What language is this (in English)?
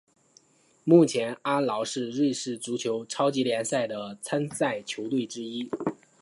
Chinese